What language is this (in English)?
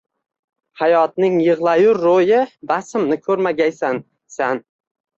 Uzbek